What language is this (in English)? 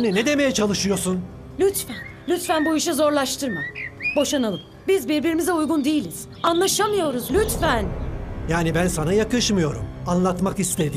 Turkish